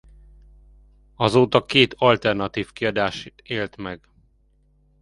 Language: Hungarian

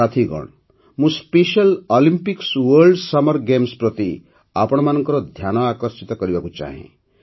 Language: Odia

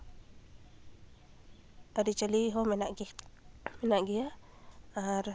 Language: Santali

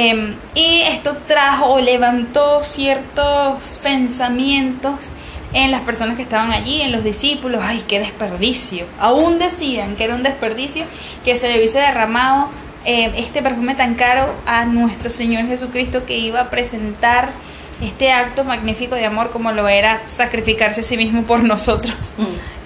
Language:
Spanish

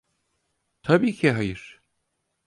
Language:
Turkish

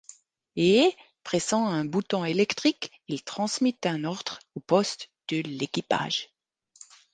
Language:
French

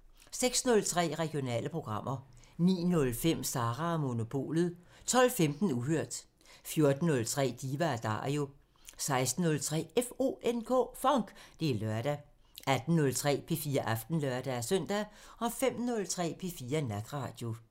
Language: Danish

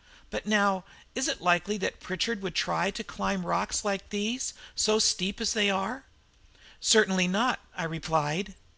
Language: English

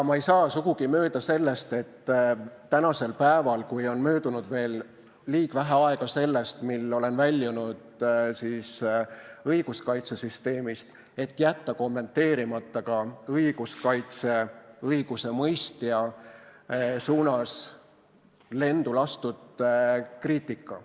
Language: Estonian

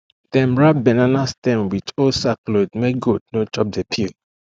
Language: Nigerian Pidgin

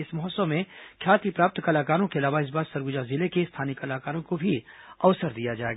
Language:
Hindi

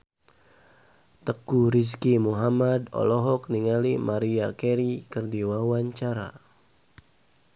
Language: Sundanese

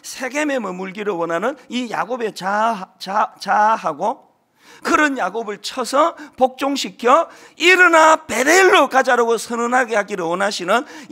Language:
Korean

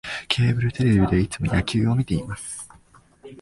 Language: Japanese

